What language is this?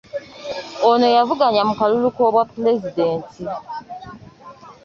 Ganda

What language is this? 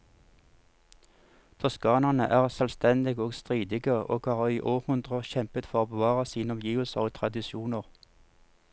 Norwegian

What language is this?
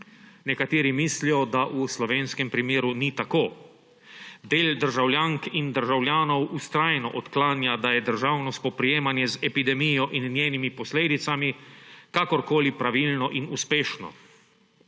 Slovenian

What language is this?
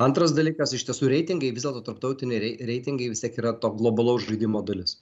Lithuanian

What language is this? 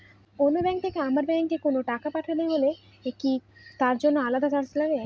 Bangla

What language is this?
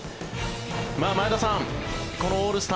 Japanese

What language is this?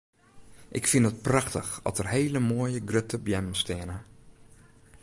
Western Frisian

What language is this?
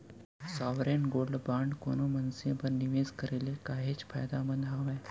Chhattisgarhi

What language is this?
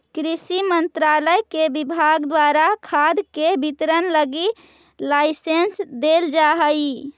Magahi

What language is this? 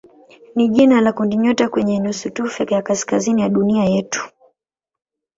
Swahili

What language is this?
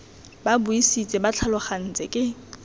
Tswana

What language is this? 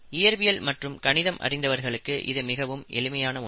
Tamil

